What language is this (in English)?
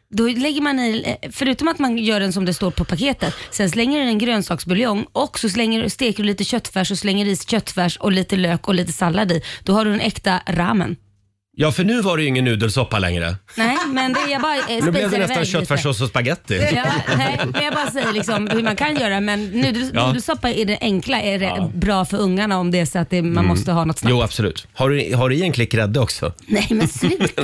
Swedish